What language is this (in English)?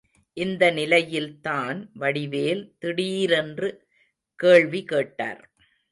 Tamil